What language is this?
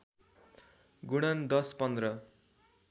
Nepali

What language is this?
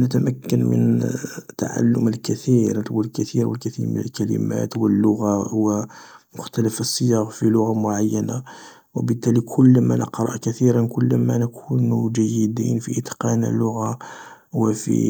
Algerian Arabic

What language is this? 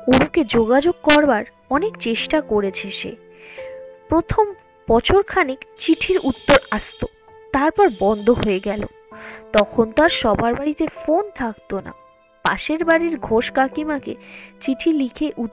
Bangla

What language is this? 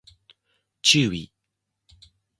Japanese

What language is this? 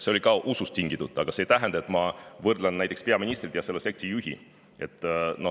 Estonian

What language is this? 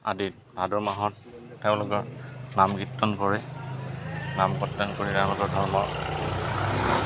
Assamese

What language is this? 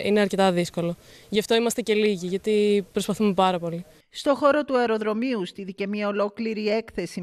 Greek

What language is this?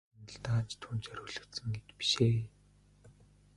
Mongolian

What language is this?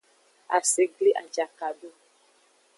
Aja (Benin)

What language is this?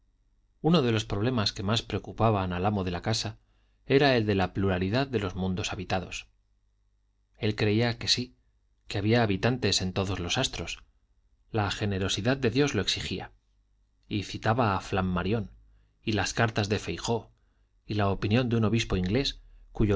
Spanish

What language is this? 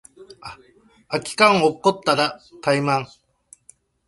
Japanese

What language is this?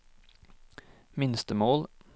Norwegian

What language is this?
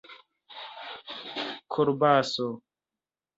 Esperanto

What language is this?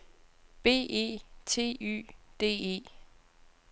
Danish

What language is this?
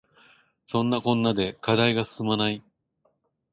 Japanese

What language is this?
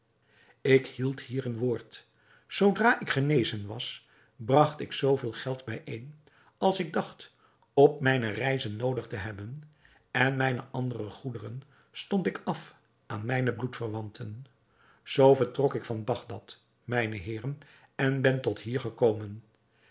Dutch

